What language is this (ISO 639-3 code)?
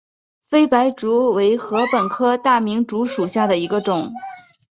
zho